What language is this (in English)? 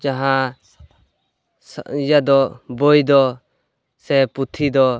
Santali